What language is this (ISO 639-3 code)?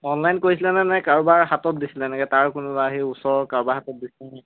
asm